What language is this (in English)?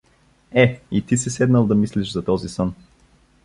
Bulgarian